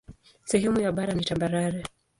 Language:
Swahili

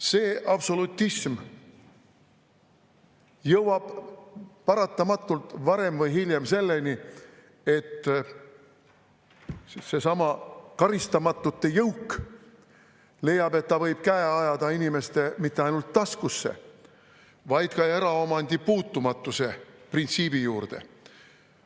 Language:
Estonian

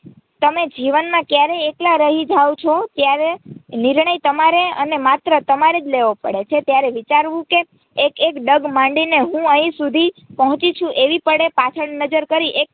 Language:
Gujarati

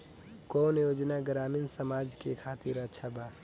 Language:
Bhojpuri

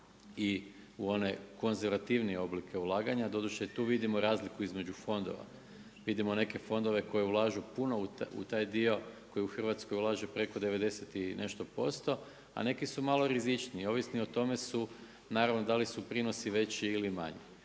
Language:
Croatian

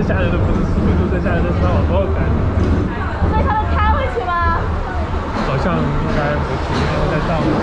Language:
Chinese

